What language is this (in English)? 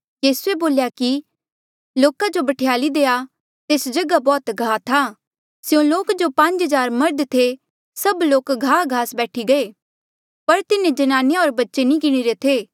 Mandeali